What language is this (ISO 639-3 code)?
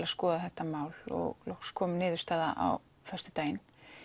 isl